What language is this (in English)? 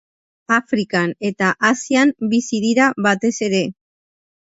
Basque